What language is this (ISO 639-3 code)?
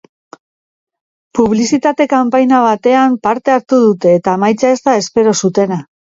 eus